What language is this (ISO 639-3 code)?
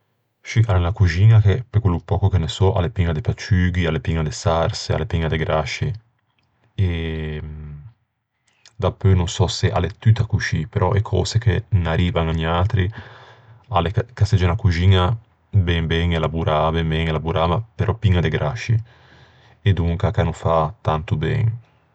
lij